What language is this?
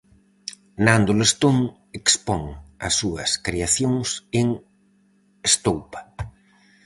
Galician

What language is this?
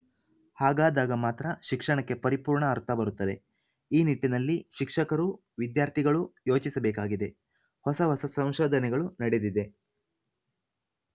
Kannada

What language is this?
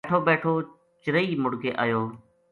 Gujari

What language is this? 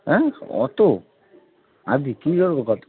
Bangla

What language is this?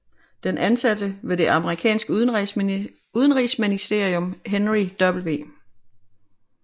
Danish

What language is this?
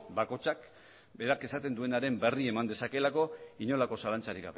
Basque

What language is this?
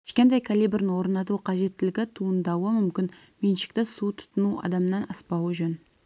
Kazakh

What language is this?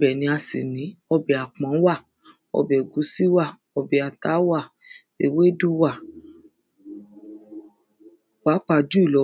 Yoruba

